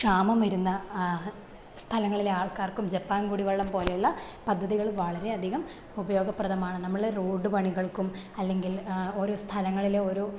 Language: Malayalam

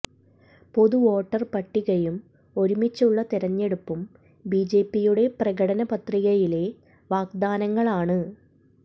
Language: Malayalam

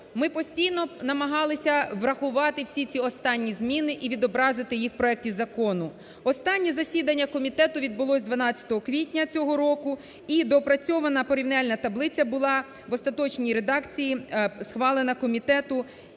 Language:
Ukrainian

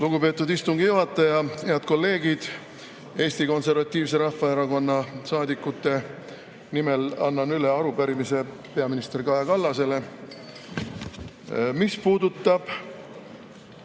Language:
Estonian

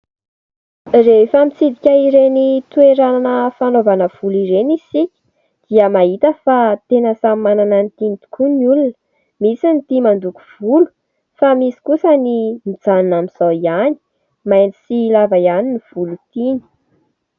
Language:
Malagasy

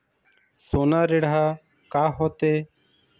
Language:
Chhattisgarhi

